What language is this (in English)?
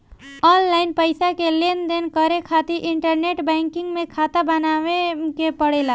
Bhojpuri